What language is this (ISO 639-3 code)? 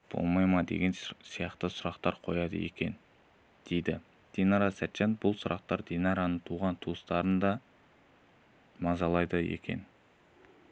kaz